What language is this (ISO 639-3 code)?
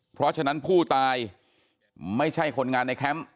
tha